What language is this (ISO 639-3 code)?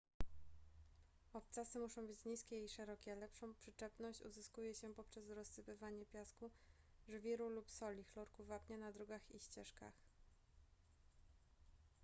pol